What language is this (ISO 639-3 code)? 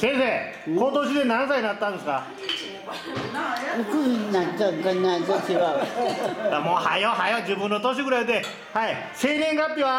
jpn